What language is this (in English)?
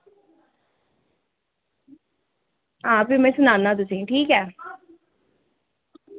Dogri